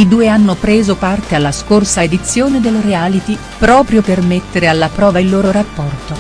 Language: Italian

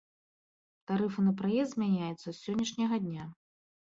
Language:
Belarusian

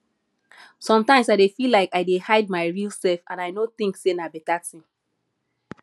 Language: Nigerian Pidgin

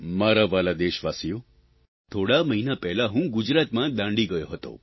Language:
Gujarati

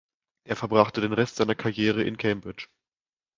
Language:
German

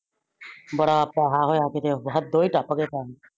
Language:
Punjabi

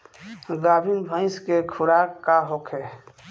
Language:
Bhojpuri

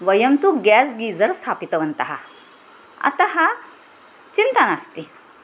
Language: Sanskrit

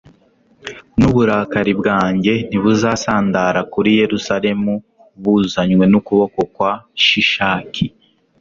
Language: Kinyarwanda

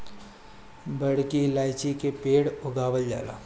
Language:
Bhojpuri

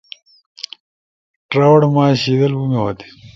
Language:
Torwali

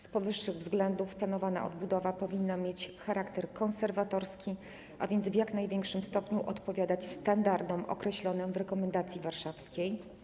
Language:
Polish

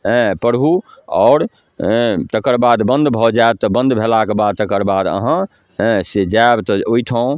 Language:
Maithili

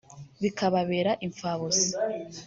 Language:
Kinyarwanda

